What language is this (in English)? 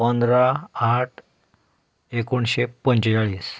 Konkani